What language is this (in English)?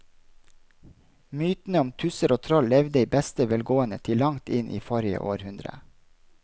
Norwegian